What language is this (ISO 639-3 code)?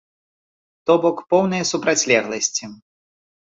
bel